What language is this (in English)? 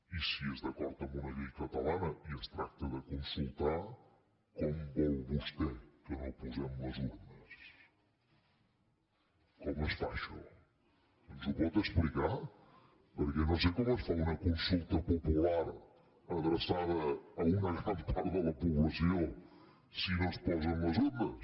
Catalan